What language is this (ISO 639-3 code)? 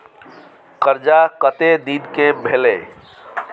mai